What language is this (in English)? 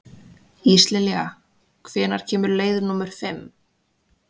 Icelandic